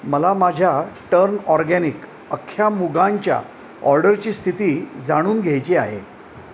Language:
Marathi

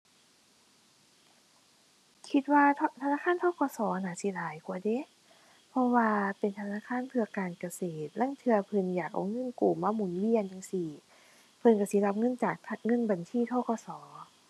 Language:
Thai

